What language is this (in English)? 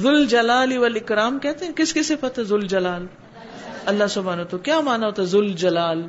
Urdu